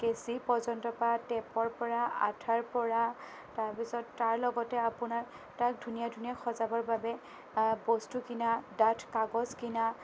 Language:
Assamese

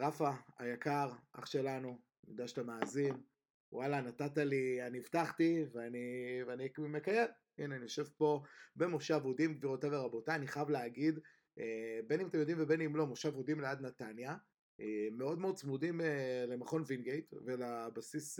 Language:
Hebrew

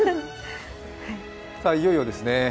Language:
Japanese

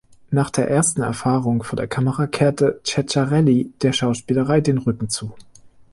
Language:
German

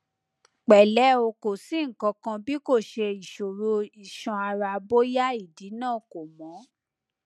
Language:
Yoruba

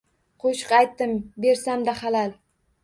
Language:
Uzbek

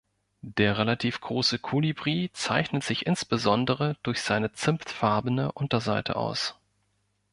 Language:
German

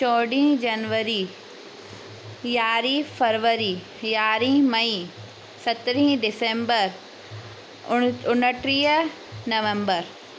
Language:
Sindhi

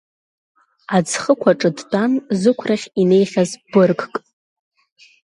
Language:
Abkhazian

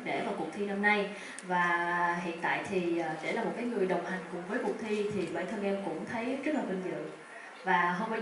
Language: Vietnamese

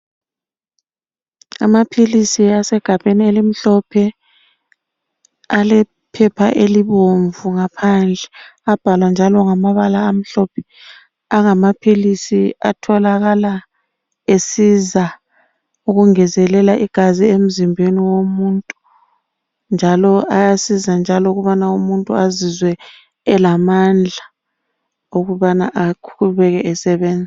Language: North Ndebele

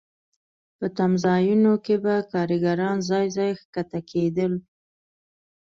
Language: Pashto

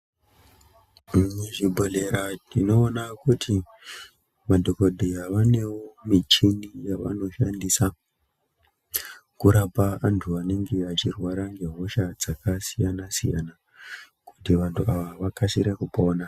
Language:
Ndau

